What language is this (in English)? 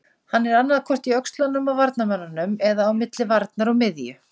Icelandic